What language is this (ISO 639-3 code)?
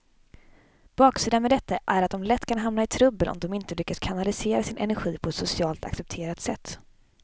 swe